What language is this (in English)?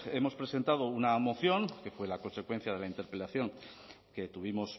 Spanish